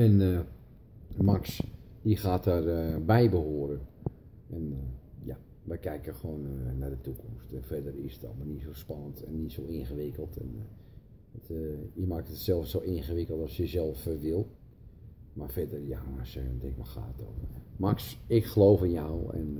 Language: Dutch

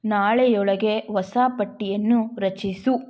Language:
Kannada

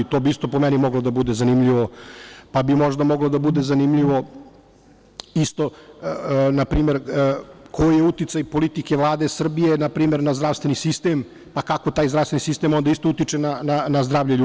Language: Serbian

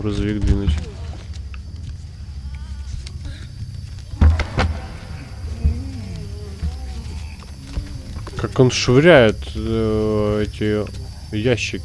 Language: Russian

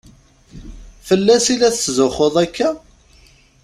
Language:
Kabyle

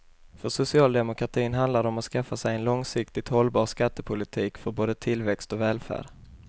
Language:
Swedish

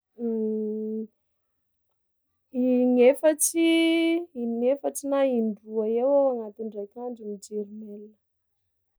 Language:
Sakalava Malagasy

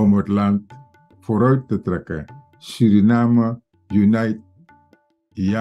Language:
Dutch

